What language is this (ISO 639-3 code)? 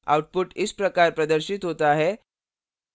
hin